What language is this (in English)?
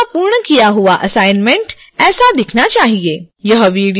Hindi